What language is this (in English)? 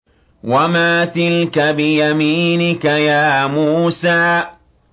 Arabic